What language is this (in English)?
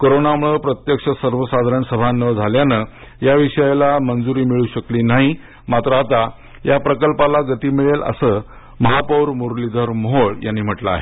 Marathi